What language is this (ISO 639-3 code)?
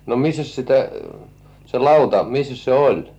fin